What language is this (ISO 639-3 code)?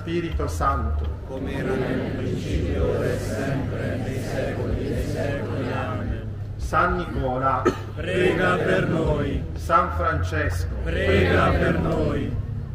ita